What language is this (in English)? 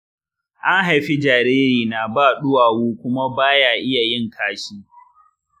Hausa